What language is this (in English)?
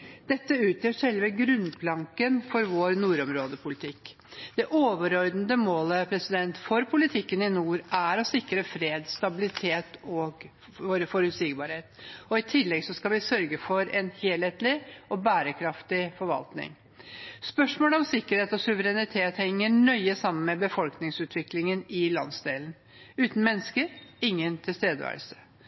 Norwegian Bokmål